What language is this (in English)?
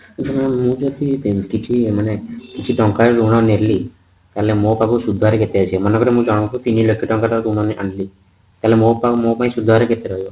Odia